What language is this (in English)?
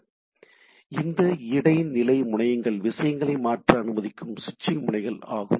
Tamil